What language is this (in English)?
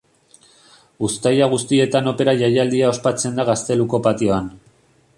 Basque